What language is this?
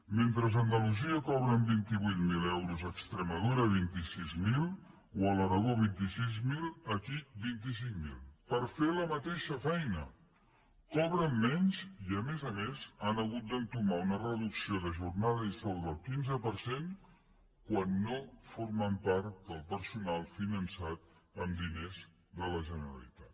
Catalan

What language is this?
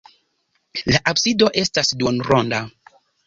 Esperanto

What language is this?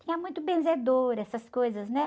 Portuguese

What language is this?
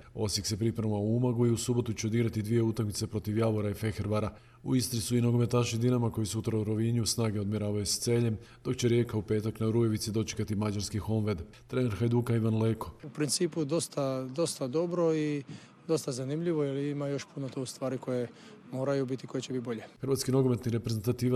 Croatian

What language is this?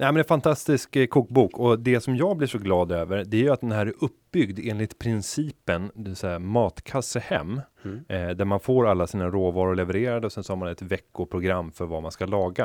Swedish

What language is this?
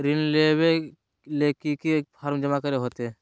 Magahi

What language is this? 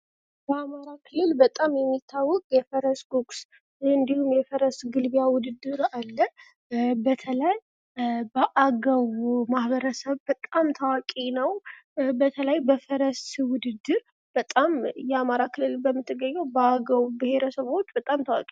Amharic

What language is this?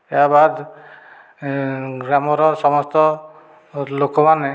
Odia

